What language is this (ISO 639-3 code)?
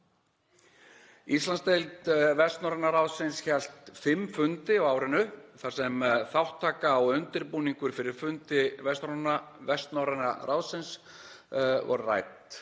isl